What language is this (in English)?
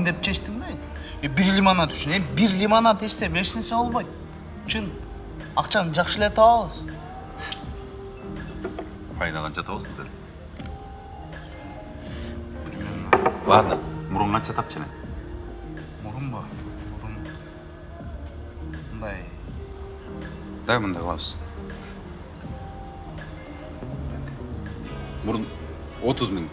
Russian